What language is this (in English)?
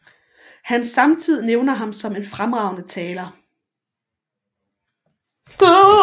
Danish